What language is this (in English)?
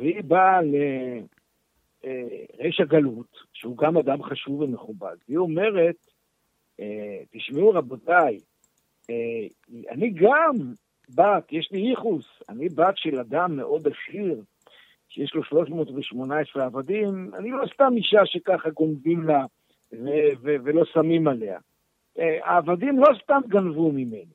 Hebrew